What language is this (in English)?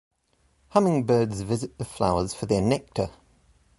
English